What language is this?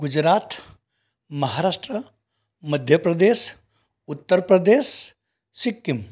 Gujarati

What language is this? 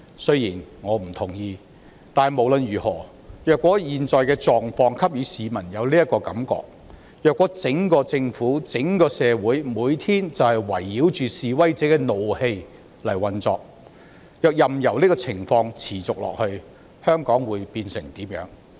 Cantonese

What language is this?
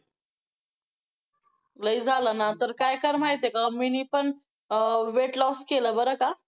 Marathi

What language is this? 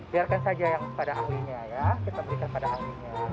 Indonesian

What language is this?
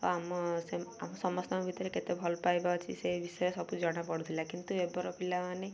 Odia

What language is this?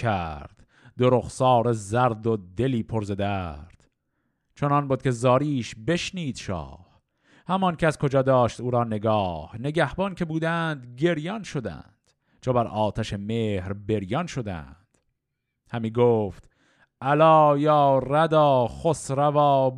Persian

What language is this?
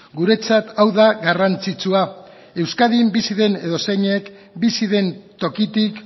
Basque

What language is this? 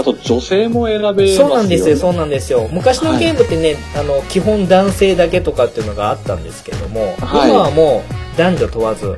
Japanese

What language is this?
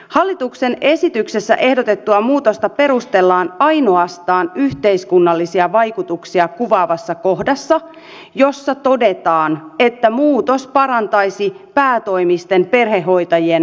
Finnish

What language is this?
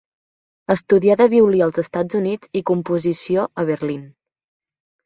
Catalan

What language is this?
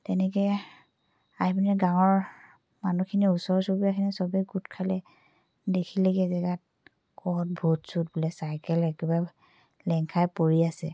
Assamese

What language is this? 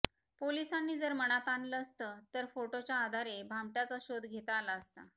Marathi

